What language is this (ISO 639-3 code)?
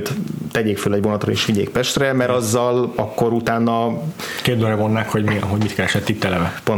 hun